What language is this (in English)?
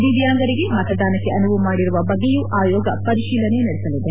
Kannada